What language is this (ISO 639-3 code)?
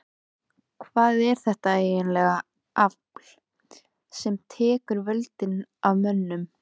isl